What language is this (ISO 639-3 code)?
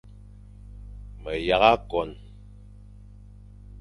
fan